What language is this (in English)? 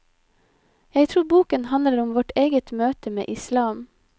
Norwegian